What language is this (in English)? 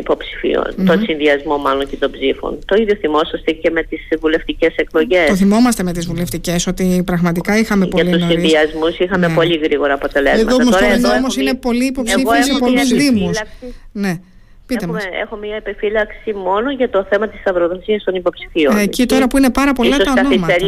Greek